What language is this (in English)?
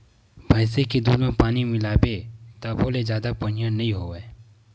Chhattisgarhi